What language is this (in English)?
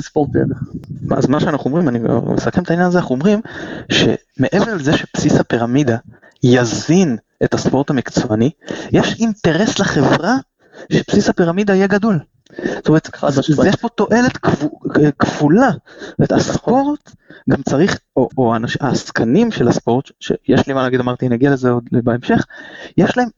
Hebrew